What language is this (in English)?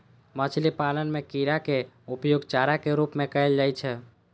Maithili